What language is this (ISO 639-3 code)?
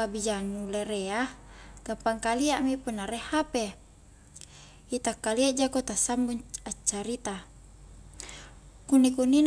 kjk